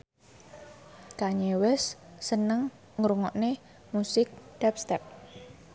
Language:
Javanese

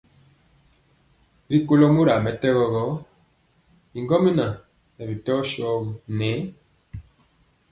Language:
Mpiemo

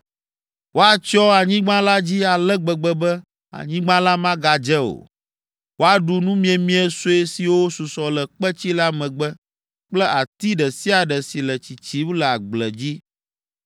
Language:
Ewe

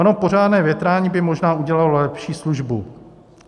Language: Czech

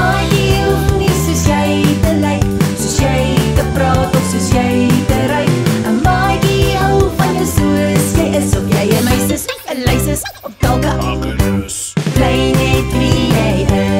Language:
Romanian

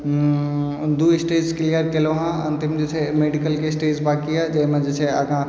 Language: Maithili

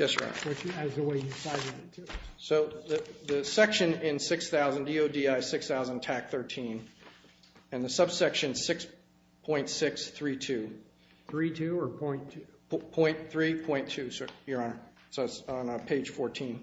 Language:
English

